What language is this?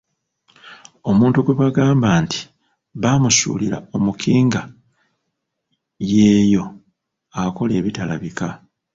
Ganda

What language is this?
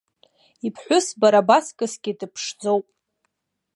Abkhazian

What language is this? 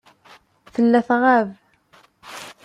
Kabyle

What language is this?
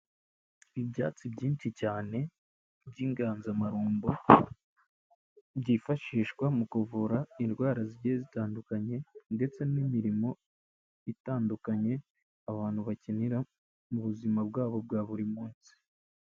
Kinyarwanda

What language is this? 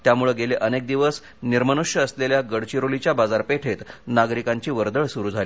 Marathi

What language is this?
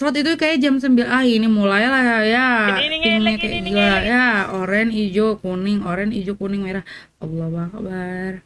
Indonesian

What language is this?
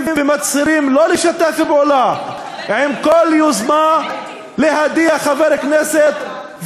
Hebrew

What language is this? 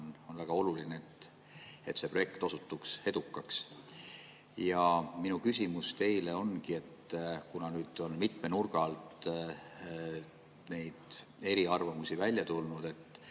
Estonian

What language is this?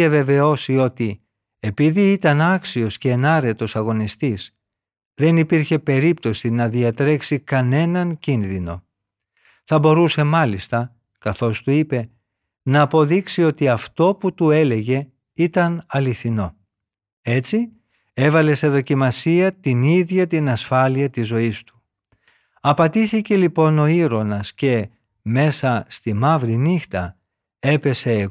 Greek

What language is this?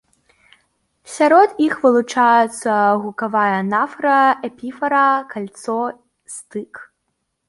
Belarusian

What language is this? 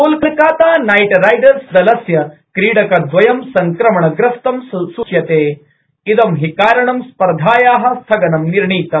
Sanskrit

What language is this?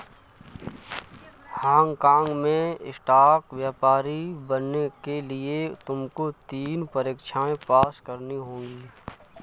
Hindi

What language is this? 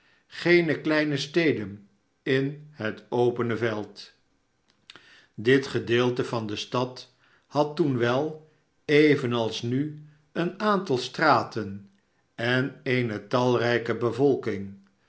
Dutch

